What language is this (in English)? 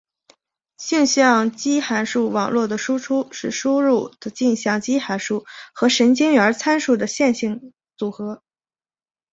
Chinese